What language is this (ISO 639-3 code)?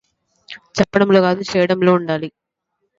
tel